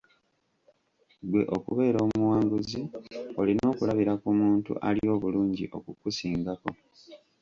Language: Ganda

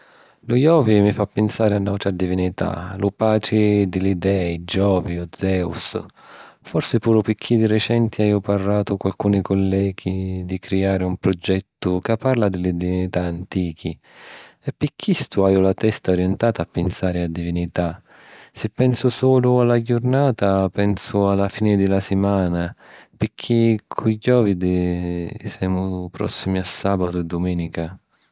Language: Sicilian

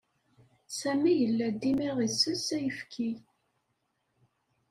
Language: Kabyle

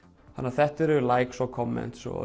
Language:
Icelandic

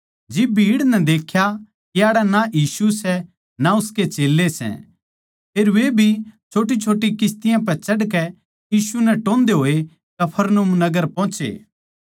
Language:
Haryanvi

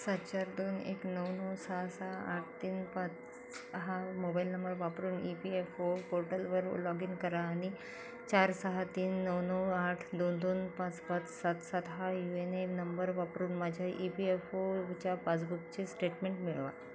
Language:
Marathi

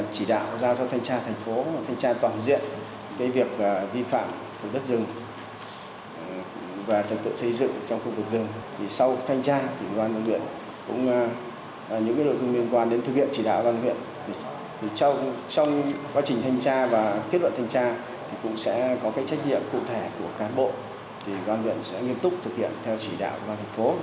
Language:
Vietnamese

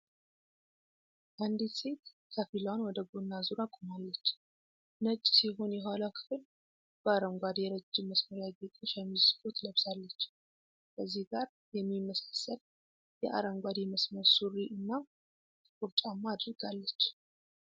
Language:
Amharic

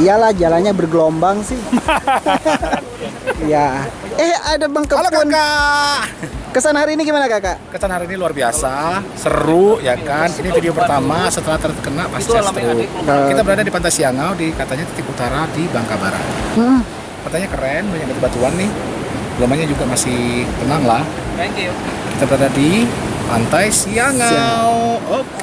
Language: Indonesian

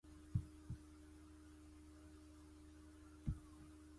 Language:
Chinese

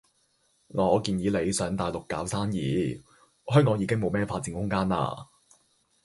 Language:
Cantonese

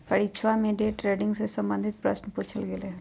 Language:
Magahi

